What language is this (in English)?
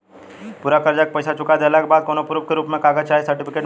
Bhojpuri